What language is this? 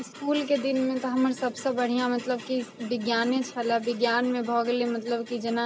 Maithili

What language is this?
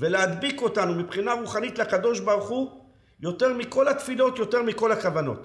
Hebrew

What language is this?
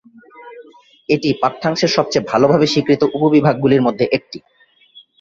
Bangla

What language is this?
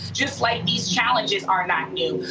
English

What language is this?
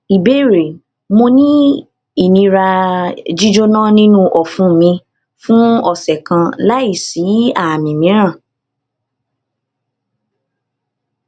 Yoruba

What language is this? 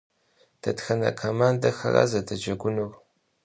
Kabardian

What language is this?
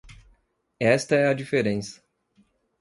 Portuguese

